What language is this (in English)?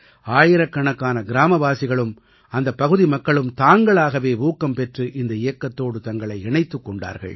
Tamil